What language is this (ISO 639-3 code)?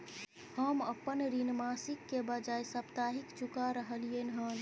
mai